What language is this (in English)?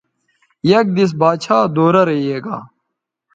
Bateri